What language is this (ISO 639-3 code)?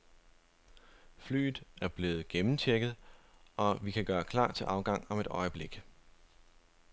dan